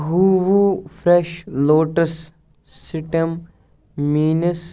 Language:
Kashmiri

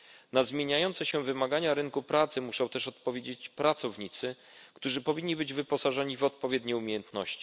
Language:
Polish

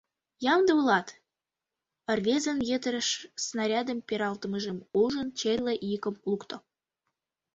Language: Mari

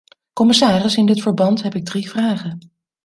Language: Dutch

